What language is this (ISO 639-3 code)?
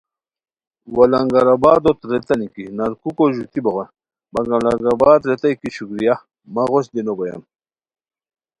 khw